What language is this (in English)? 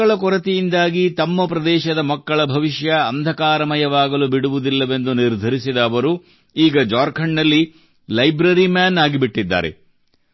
Kannada